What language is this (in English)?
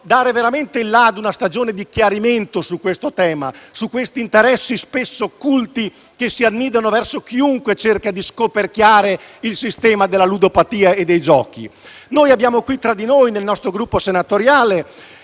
Italian